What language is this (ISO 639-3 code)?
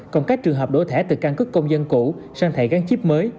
vie